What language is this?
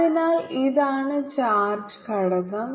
Malayalam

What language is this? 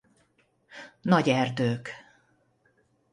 Hungarian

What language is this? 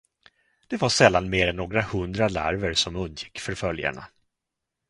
Swedish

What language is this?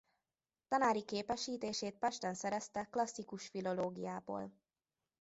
Hungarian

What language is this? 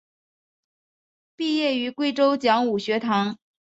Chinese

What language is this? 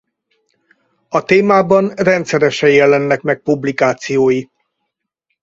Hungarian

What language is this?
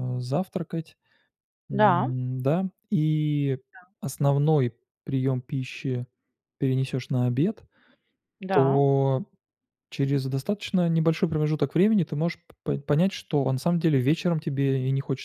Russian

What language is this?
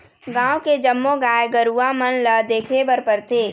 Chhattisgarhi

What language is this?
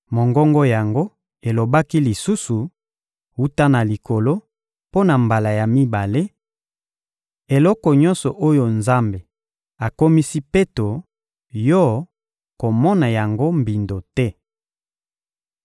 Lingala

